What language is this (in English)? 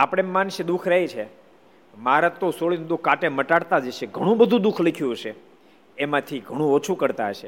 Gujarati